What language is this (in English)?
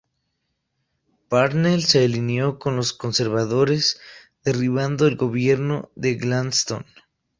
Spanish